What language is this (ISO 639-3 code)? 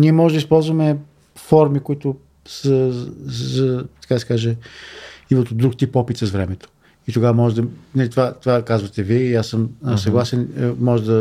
bul